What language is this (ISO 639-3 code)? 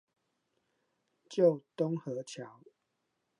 zho